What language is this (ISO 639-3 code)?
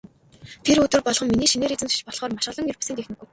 mon